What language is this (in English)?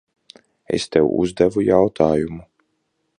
Latvian